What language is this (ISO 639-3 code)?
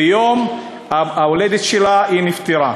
heb